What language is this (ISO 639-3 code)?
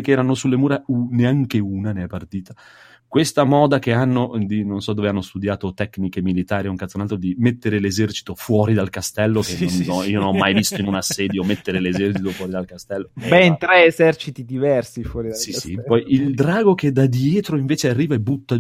ita